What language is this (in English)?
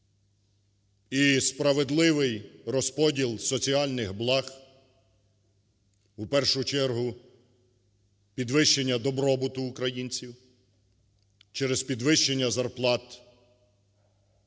Ukrainian